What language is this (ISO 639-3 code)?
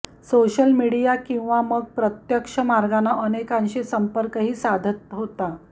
mar